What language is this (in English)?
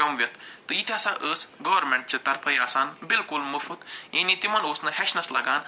Kashmiri